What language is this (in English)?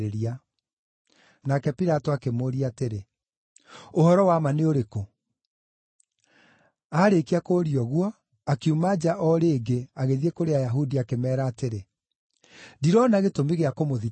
Kikuyu